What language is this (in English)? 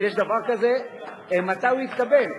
Hebrew